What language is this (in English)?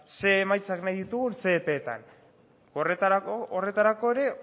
Basque